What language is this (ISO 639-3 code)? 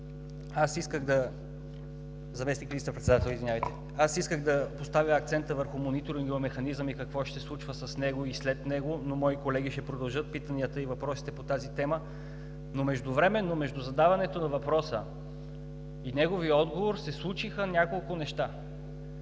bul